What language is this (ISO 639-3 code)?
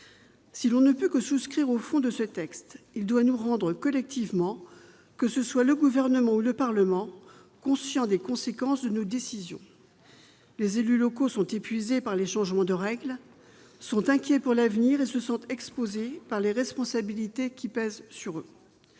fra